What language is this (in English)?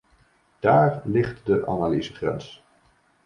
Dutch